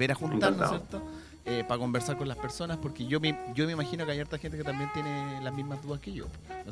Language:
Spanish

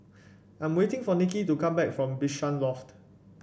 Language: English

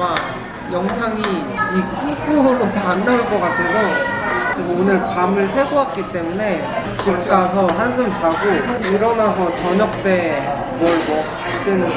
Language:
Korean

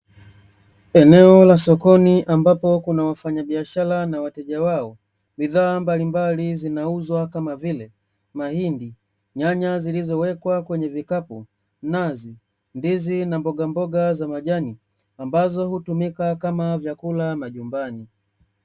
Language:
Swahili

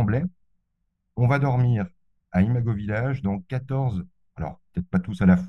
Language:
French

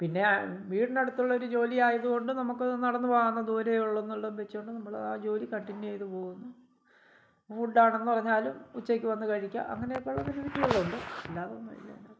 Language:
Malayalam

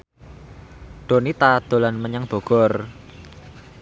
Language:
Javanese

